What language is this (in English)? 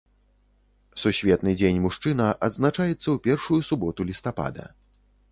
Belarusian